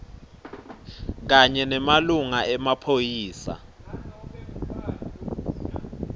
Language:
Swati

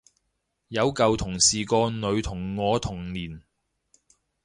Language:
Cantonese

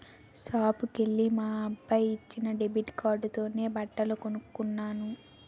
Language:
Telugu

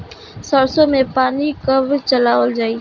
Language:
Bhojpuri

